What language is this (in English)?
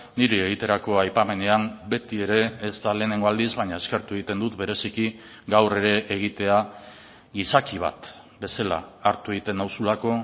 Basque